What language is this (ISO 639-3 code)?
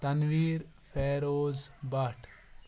kas